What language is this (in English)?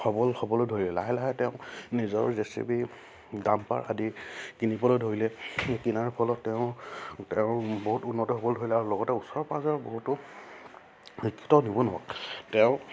Assamese